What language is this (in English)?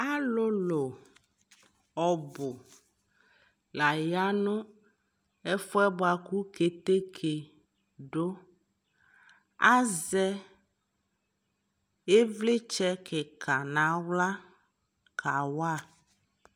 Ikposo